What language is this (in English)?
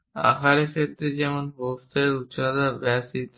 Bangla